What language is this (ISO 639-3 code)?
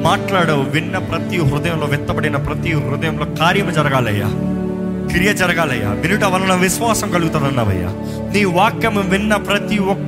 tel